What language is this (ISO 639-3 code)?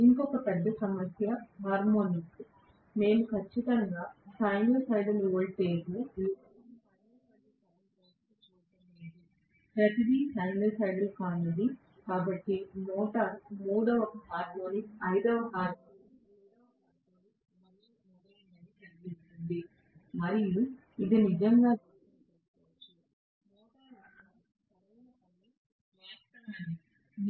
tel